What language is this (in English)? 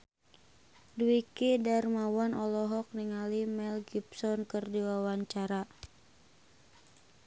Sundanese